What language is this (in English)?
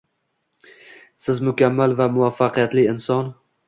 Uzbek